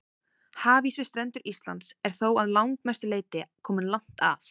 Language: Icelandic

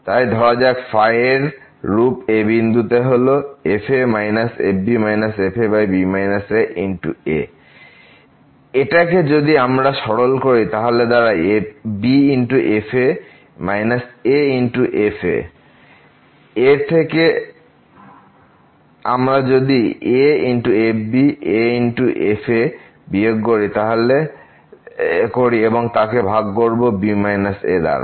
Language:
Bangla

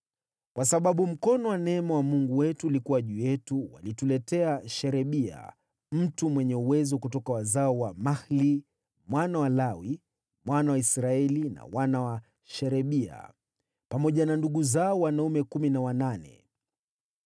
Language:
Swahili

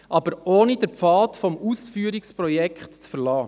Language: Swiss German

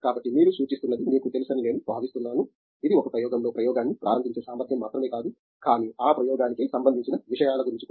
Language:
Telugu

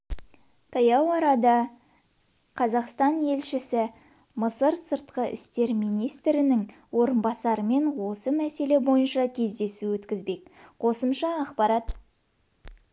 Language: Kazakh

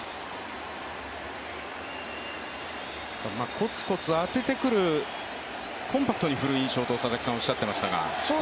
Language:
Japanese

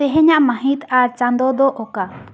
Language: Santali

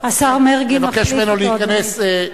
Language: Hebrew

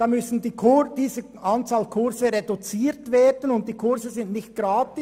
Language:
Swiss German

